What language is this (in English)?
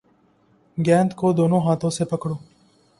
Urdu